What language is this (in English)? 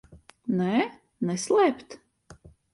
Latvian